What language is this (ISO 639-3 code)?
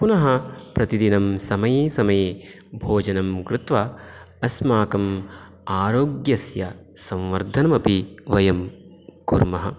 san